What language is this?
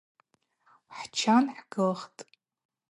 Abaza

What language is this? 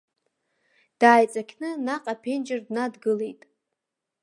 Abkhazian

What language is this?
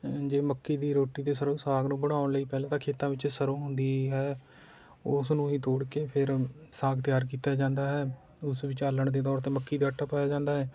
Punjabi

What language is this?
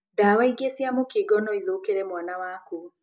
Kikuyu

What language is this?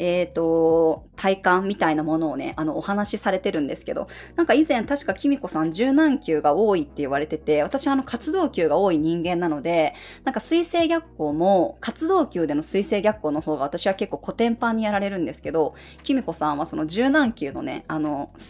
Japanese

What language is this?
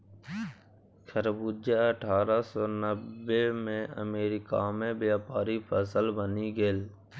Maithili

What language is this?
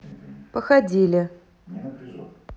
Russian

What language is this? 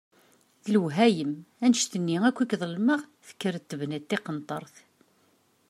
Kabyle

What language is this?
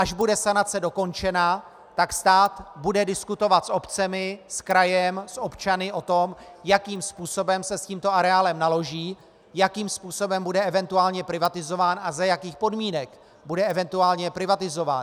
Czech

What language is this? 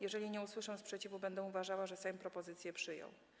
Polish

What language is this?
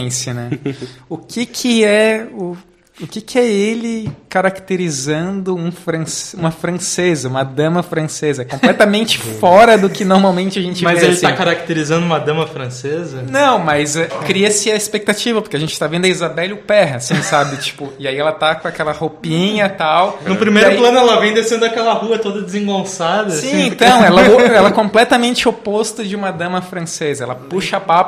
Portuguese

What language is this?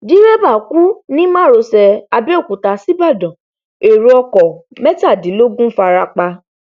Yoruba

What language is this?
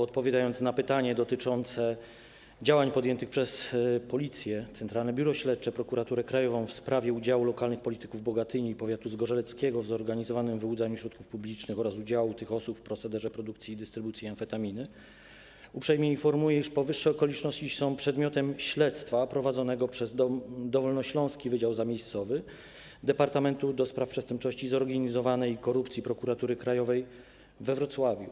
Polish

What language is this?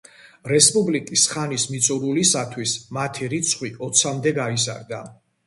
Georgian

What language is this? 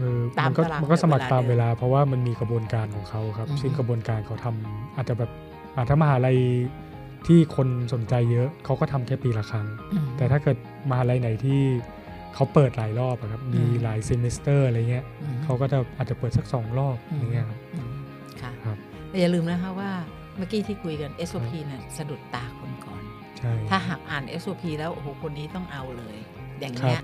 Thai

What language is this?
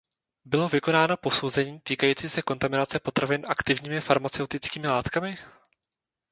Czech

